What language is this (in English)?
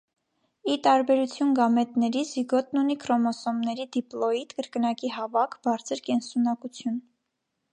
Armenian